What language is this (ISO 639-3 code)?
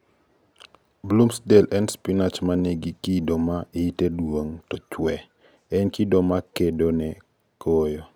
luo